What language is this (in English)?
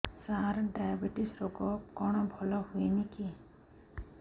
Odia